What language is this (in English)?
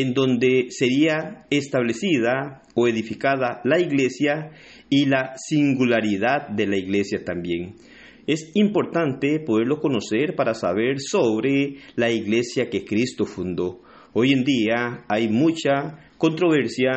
Spanish